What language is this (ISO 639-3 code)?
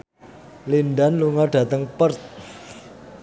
jav